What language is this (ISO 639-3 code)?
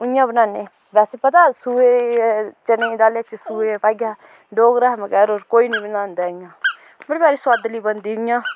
doi